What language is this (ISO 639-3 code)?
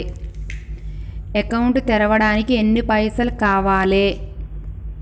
tel